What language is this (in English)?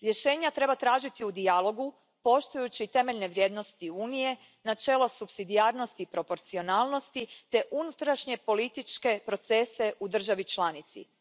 Croatian